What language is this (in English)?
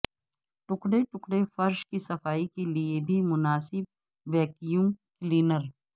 Urdu